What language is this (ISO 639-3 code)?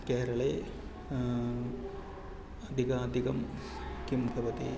san